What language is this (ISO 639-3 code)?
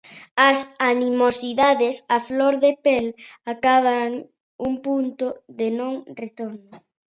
glg